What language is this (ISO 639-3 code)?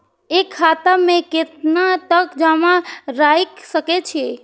mai